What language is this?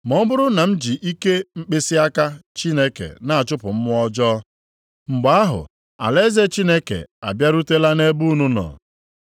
Igbo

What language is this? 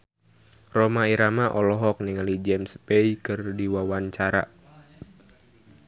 Sundanese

